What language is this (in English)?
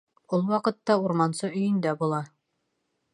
Bashkir